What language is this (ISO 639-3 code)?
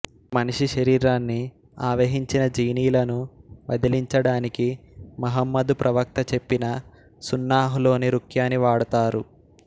tel